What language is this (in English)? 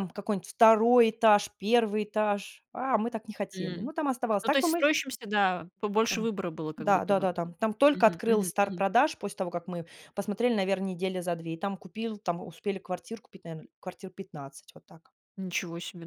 Russian